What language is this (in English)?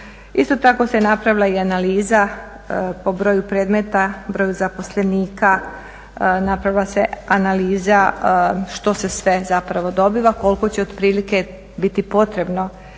Croatian